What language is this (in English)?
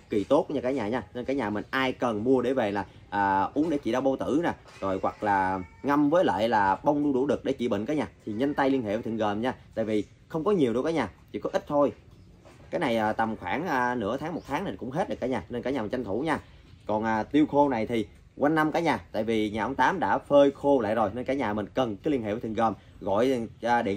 Vietnamese